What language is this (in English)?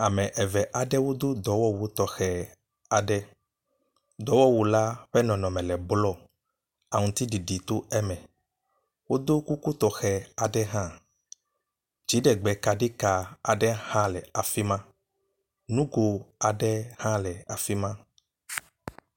Ewe